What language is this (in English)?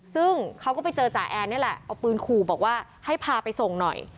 Thai